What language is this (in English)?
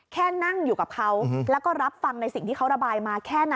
Thai